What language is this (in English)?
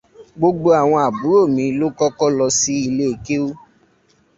Yoruba